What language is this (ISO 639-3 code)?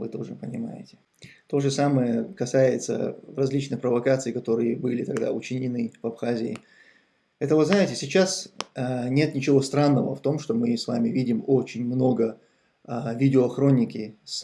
rus